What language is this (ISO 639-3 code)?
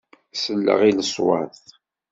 kab